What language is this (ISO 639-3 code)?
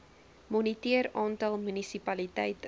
afr